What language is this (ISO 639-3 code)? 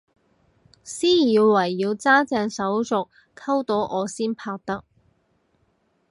yue